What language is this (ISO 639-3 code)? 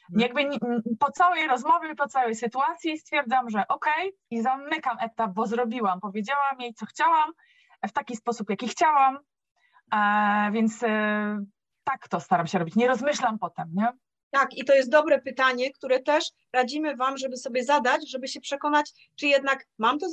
pol